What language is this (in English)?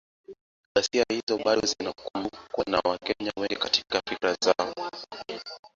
Swahili